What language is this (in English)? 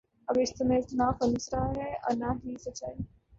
Urdu